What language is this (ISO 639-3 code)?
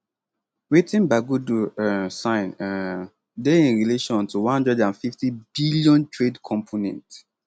pcm